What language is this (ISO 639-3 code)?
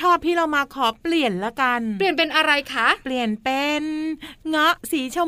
tha